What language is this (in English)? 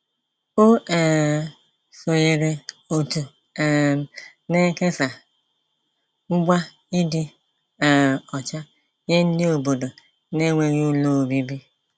Igbo